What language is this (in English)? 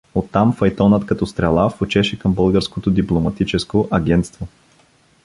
Bulgarian